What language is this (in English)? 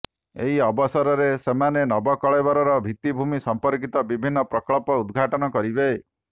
Odia